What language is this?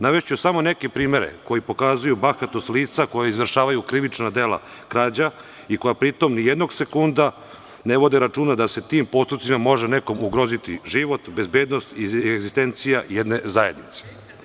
Serbian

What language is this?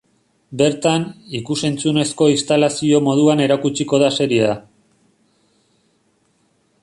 Basque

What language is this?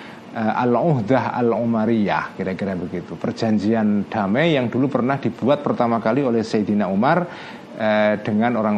Indonesian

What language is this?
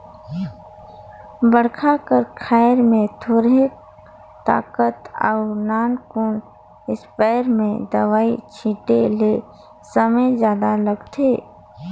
Chhattisgarhi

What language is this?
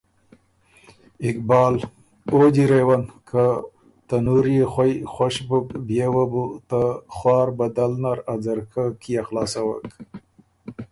Ormuri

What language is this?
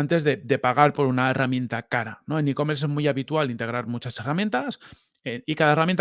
Spanish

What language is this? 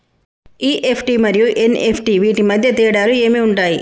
Telugu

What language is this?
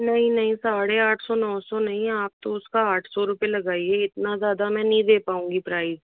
Hindi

